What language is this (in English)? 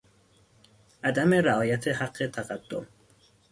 Persian